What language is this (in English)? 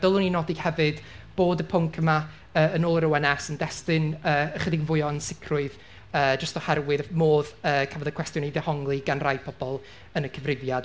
Welsh